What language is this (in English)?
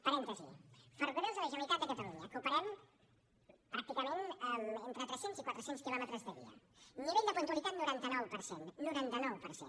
Catalan